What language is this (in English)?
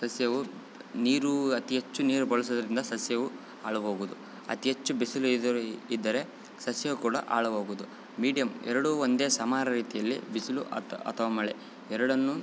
Kannada